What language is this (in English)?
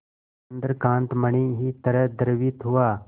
Hindi